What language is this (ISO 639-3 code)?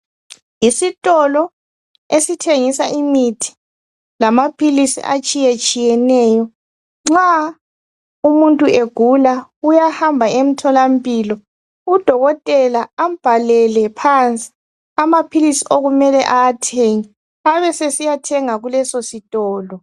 nde